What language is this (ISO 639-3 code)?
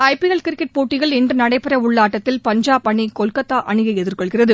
tam